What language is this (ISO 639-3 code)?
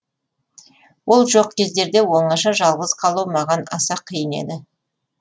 kaz